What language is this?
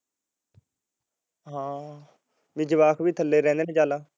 Punjabi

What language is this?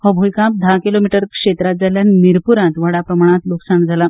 Konkani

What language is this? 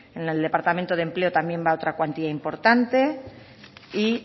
Spanish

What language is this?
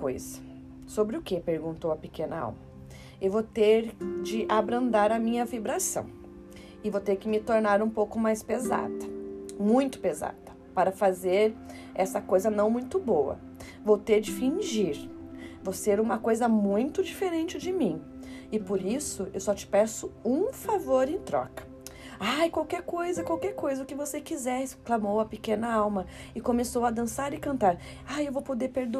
Portuguese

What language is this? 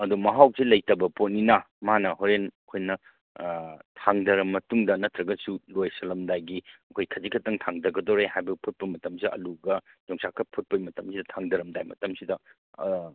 Manipuri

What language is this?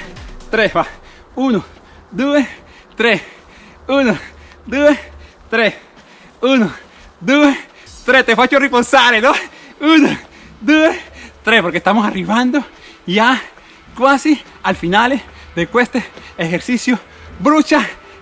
Spanish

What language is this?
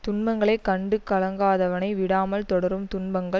Tamil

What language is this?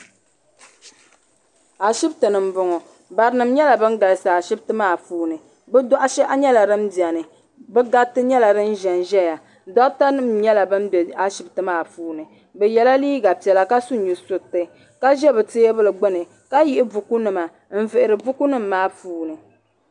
Dagbani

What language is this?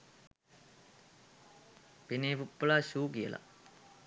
Sinhala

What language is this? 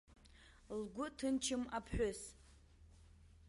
Abkhazian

